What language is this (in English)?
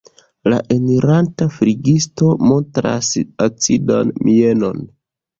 Esperanto